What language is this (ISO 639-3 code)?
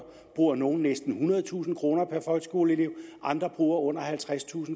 dan